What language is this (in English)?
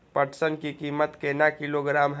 Maithili